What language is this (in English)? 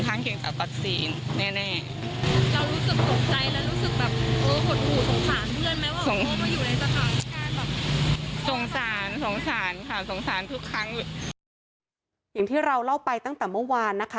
Thai